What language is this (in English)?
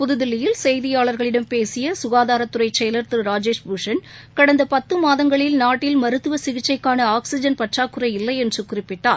Tamil